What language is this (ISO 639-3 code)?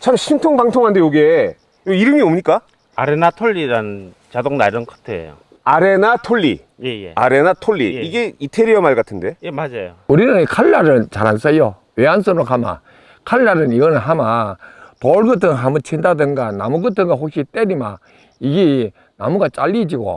kor